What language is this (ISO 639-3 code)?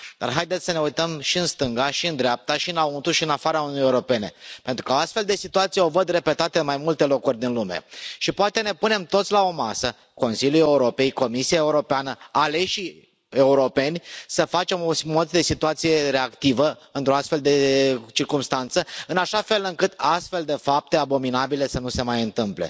ron